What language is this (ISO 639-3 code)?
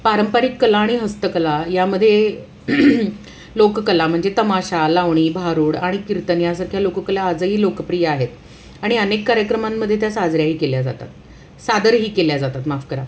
mar